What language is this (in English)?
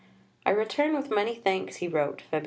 English